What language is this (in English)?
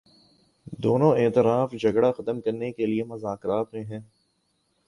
Urdu